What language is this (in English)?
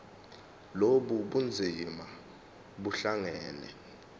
Zulu